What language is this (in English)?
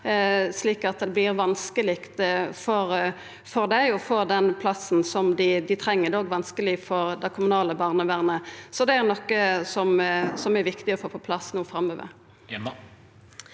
Norwegian